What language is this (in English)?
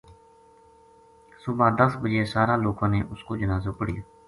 Gujari